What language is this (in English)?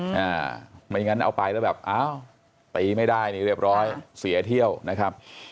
Thai